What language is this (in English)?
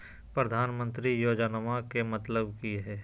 Magahi